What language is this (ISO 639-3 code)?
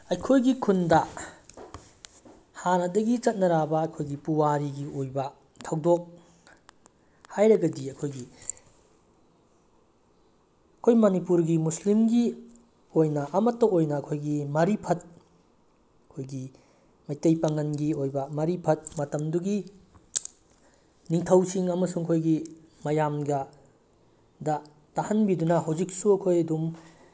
mni